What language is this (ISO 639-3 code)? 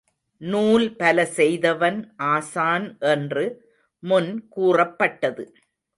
tam